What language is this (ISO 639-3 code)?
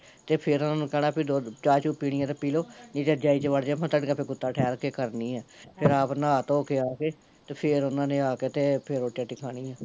pan